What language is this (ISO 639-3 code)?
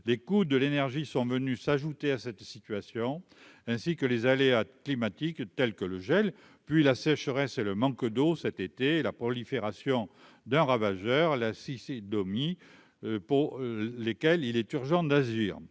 fra